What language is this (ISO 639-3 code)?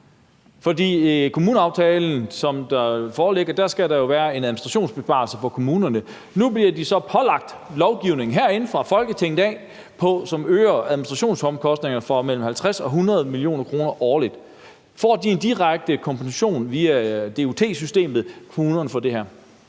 dan